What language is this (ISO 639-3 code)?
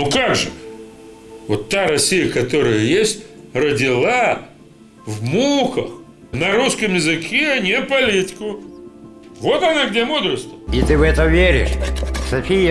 rus